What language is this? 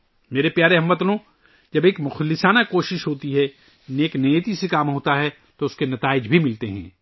Urdu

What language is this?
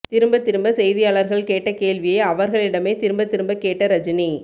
Tamil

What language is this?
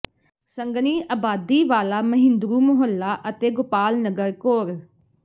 Punjabi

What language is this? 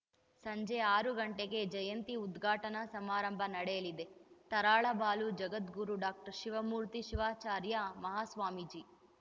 Kannada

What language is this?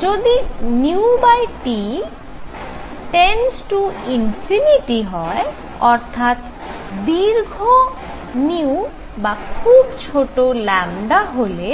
Bangla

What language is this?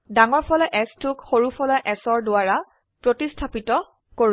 Assamese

